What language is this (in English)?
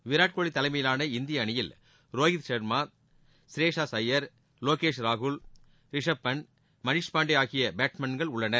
Tamil